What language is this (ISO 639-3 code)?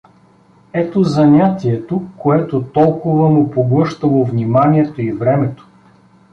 bul